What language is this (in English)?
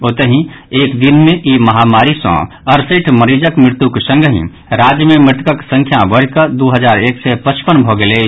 Maithili